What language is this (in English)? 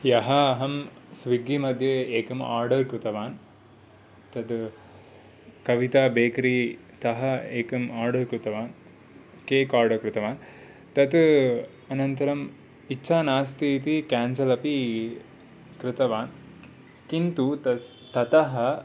Sanskrit